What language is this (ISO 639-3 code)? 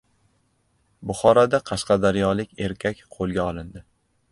uzb